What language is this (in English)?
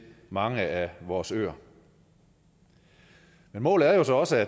Danish